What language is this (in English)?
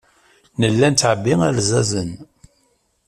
Kabyle